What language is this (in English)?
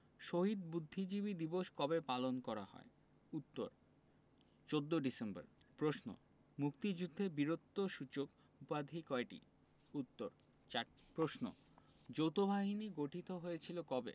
Bangla